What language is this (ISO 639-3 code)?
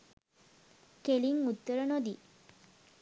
sin